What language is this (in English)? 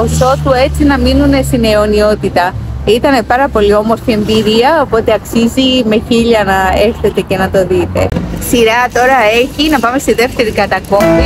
Greek